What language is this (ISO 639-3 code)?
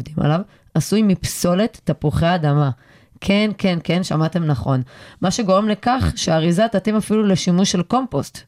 heb